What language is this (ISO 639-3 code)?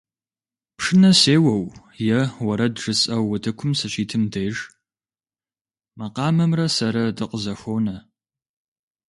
kbd